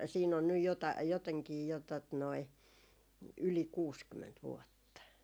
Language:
Finnish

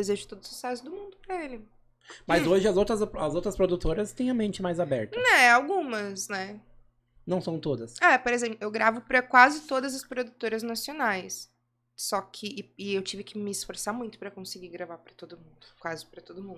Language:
Portuguese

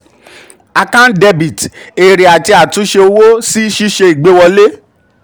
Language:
Yoruba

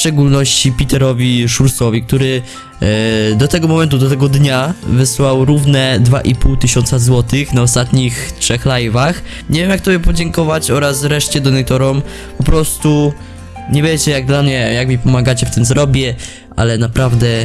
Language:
Polish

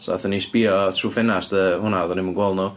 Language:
Welsh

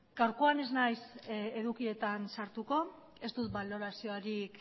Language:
Basque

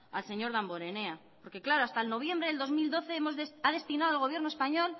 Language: Spanish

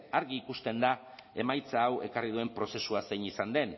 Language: Basque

